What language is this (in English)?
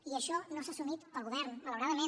Catalan